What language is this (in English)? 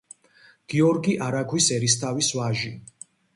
Georgian